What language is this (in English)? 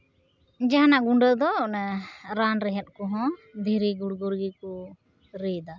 Santali